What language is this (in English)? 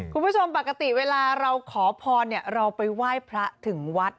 Thai